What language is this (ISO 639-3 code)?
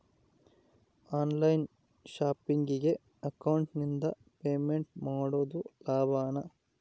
kan